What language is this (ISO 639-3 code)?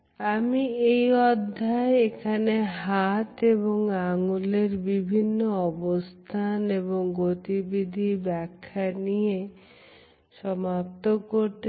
ben